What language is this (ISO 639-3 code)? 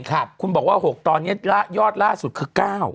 tha